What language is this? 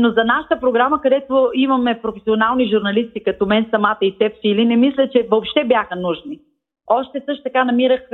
Bulgarian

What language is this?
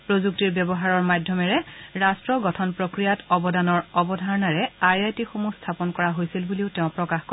Assamese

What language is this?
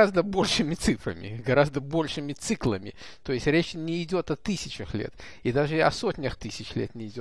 Russian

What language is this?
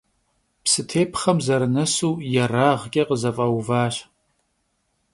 Kabardian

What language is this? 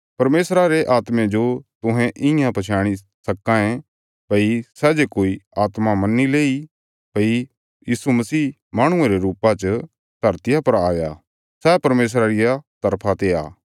Bilaspuri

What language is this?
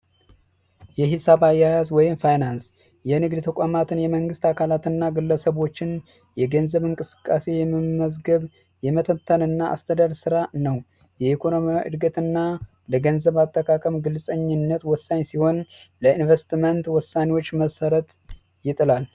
Amharic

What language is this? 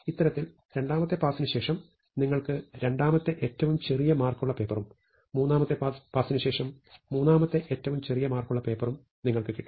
Malayalam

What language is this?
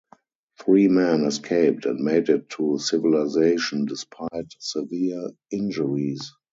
English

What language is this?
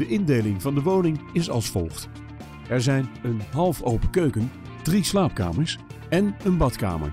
Dutch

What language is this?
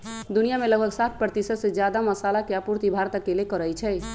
Magahi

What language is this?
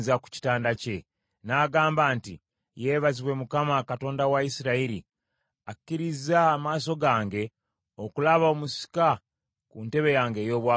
Ganda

